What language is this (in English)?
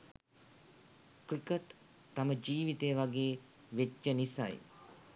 Sinhala